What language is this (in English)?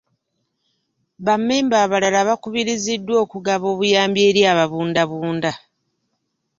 Ganda